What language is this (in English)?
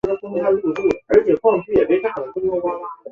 Chinese